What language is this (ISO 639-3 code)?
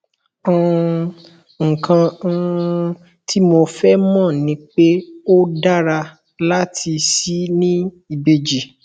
yor